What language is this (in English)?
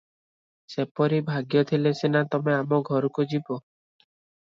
Odia